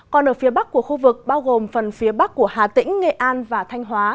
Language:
Vietnamese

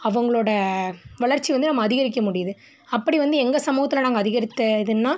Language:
Tamil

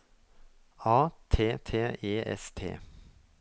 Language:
Norwegian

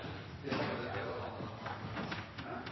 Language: Norwegian Bokmål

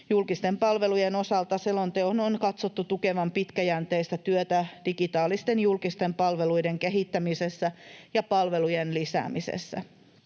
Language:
Finnish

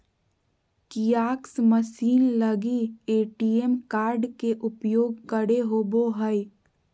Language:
Magahi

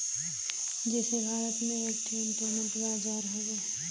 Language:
Bhojpuri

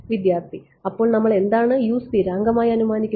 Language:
Malayalam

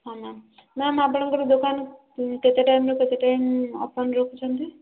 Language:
Odia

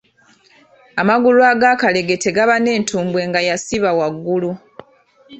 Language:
Ganda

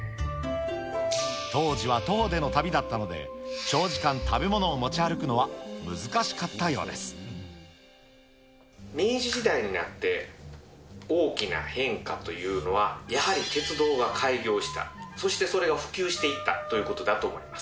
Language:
Japanese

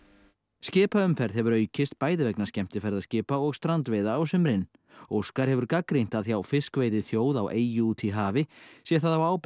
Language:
Icelandic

